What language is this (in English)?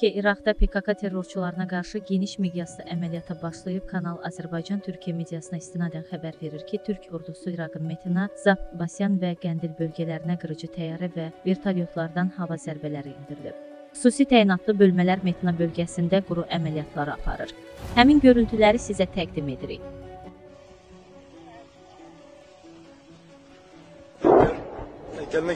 Turkish